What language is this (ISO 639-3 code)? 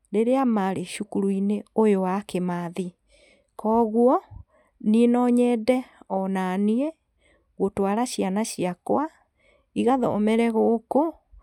kik